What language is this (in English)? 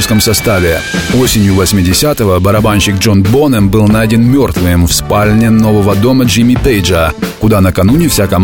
Russian